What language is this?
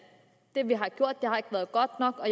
Danish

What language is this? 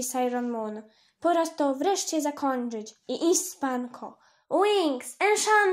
Polish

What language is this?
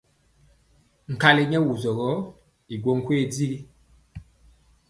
Mpiemo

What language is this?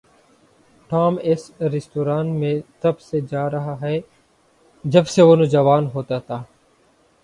Urdu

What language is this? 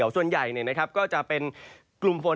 Thai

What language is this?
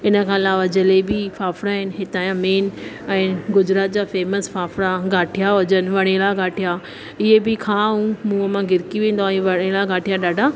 Sindhi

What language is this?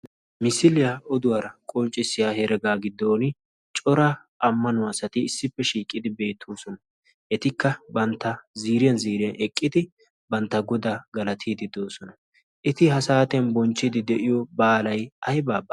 Wolaytta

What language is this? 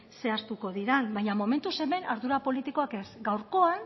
Basque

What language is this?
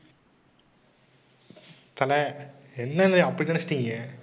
Tamil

